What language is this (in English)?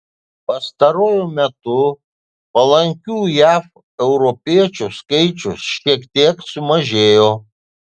Lithuanian